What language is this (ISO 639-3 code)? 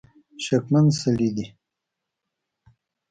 pus